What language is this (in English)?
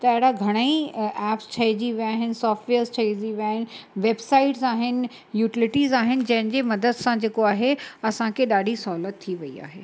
Sindhi